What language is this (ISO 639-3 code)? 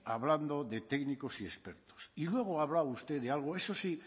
spa